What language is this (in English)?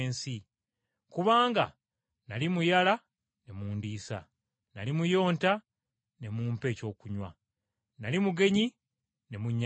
Ganda